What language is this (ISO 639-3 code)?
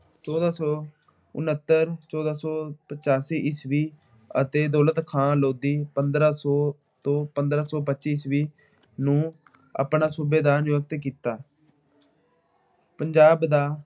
pan